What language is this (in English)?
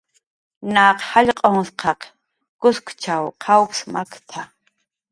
Jaqaru